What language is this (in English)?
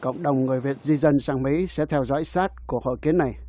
Vietnamese